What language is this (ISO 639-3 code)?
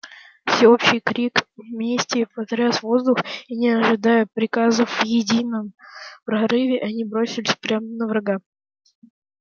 rus